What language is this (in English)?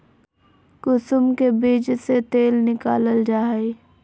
Magahi